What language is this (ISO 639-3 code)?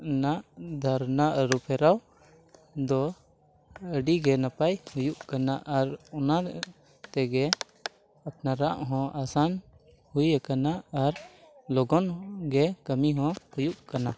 sat